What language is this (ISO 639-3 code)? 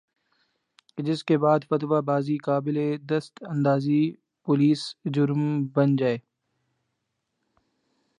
urd